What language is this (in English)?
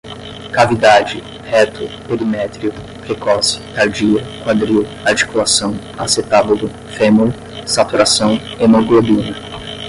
Portuguese